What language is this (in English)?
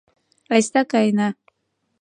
Mari